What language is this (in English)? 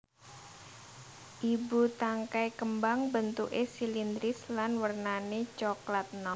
Javanese